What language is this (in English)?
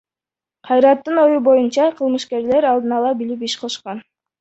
Kyrgyz